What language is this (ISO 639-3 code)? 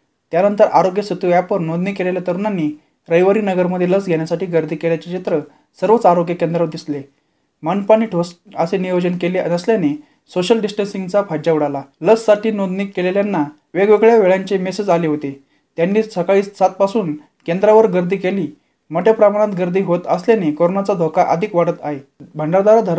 mar